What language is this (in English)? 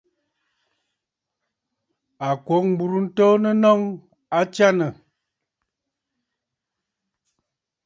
Bafut